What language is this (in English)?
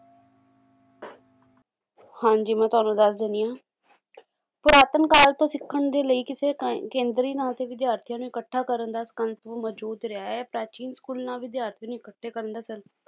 Punjabi